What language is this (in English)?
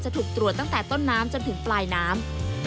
Thai